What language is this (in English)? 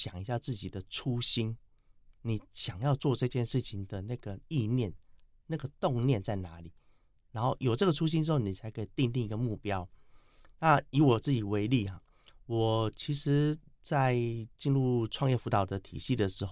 Chinese